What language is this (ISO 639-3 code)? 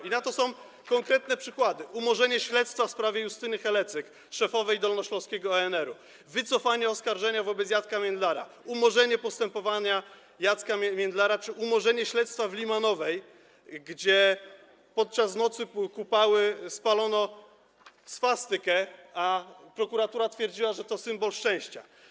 pol